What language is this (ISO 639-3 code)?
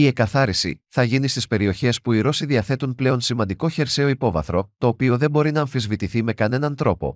ell